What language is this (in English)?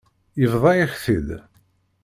Kabyle